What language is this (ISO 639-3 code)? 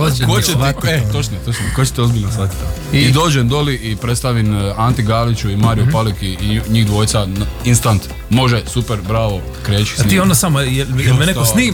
hrv